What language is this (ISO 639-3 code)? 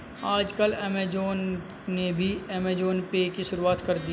hin